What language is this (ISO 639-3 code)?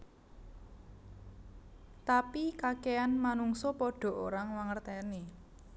jav